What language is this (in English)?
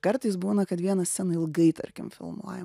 Lithuanian